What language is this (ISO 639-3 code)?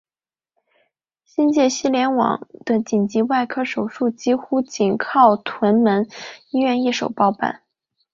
zho